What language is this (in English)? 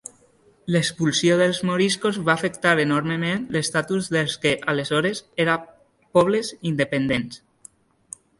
Catalan